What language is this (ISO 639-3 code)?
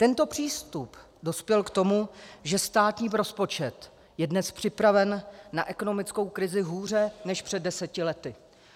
ces